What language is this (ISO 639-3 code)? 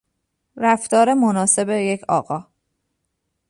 fas